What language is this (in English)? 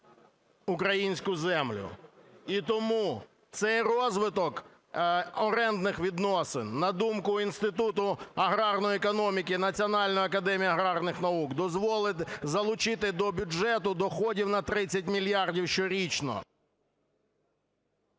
Ukrainian